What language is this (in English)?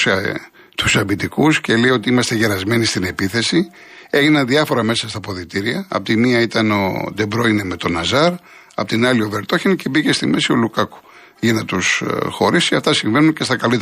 Greek